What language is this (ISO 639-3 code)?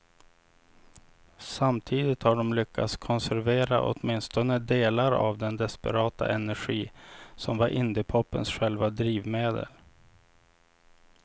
swe